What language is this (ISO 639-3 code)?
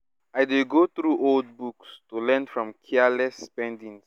pcm